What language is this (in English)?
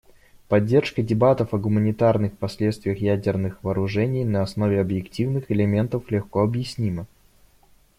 Russian